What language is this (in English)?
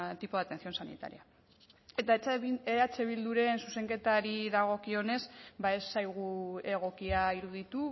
Basque